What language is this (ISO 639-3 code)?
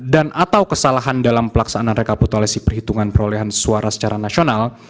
ind